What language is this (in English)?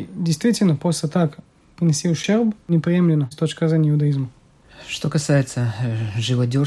Russian